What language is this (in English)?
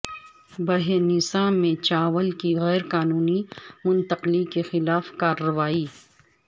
Urdu